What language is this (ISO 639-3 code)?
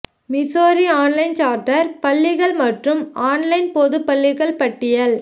tam